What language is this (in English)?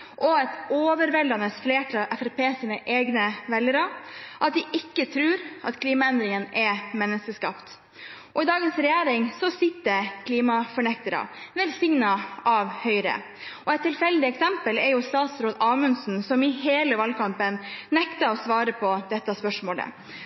Norwegian Bokmål